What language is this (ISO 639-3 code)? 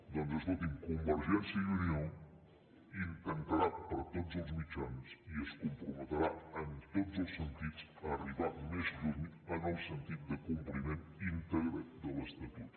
cat